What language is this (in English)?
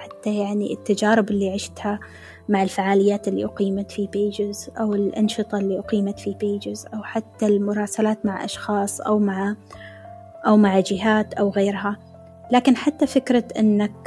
Arabic